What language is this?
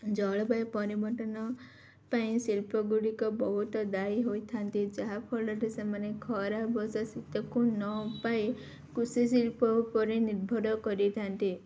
Odia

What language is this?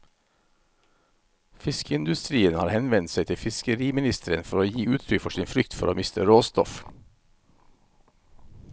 Norwegian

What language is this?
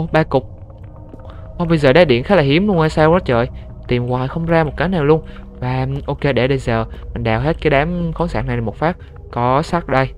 Vietnamese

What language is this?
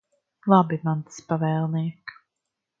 Latvian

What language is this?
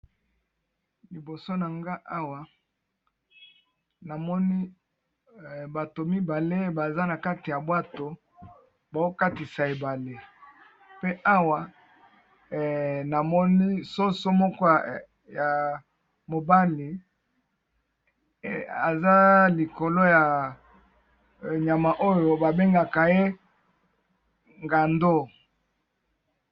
Lingala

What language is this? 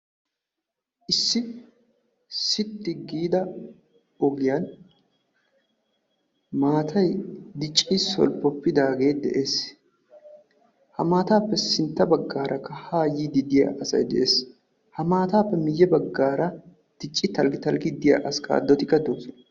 Wolaytta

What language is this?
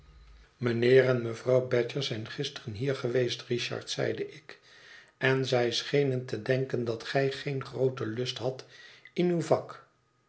Dutch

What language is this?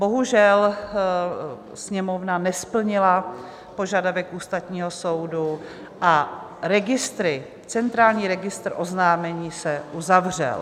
Czech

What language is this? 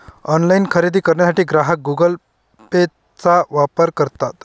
Marathi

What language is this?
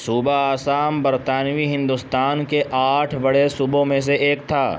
Urdu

